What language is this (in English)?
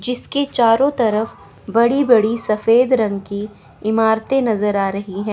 Hindi